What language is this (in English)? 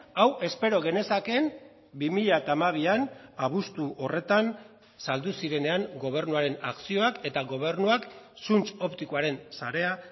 Basque